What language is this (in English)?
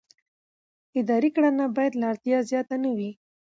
Pashto